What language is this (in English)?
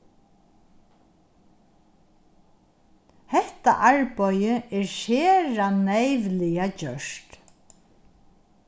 Faroese